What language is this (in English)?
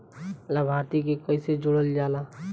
Bhojpuri